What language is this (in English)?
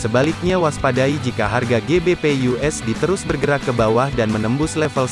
Indonesian